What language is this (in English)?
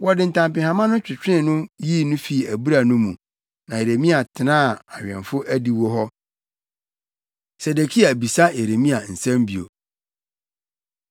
Akan